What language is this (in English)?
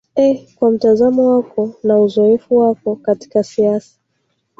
Swahili